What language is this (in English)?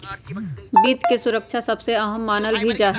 Magahi